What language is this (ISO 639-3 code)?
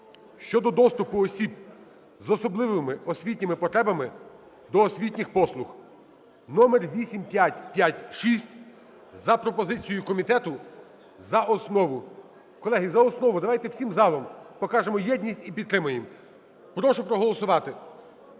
ukr